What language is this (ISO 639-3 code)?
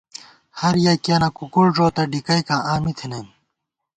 gwt